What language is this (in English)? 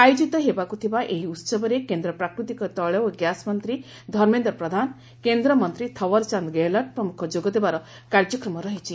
Odia